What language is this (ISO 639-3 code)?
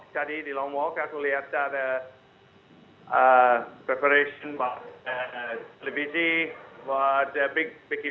ind